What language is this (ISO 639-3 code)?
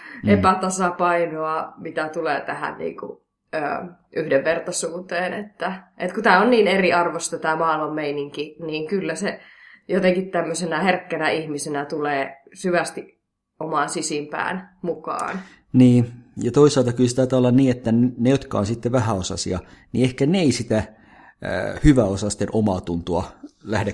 fin